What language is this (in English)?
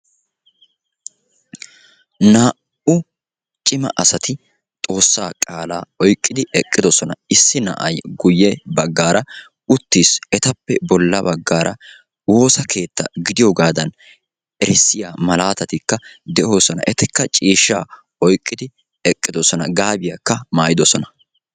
Wolaytta